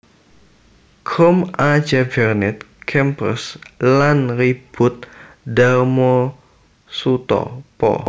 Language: Javanese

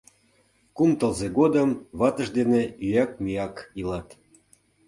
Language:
Mari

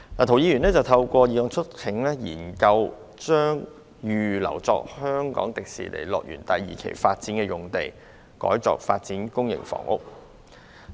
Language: Cantonese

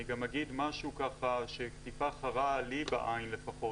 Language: Hebrew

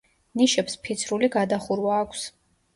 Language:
Georgian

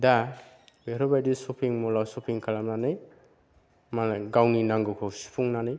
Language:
Bodo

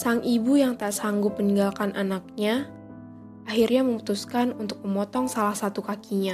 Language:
Indonesian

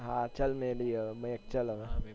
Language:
Gujarati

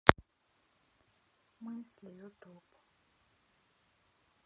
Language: Russian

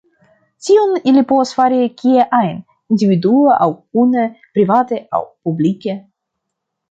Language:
Esperanto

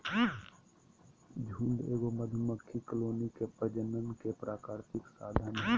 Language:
Magahi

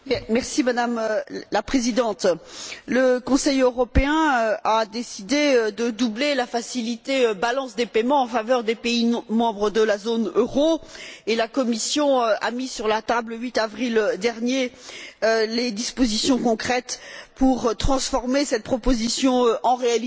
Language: French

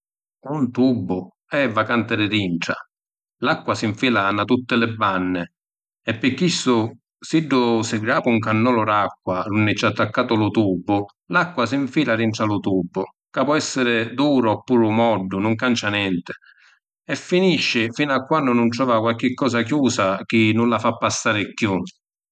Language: Sicilian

